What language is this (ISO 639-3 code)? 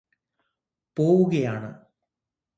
mal